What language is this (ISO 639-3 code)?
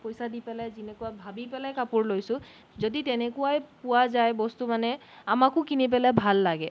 asm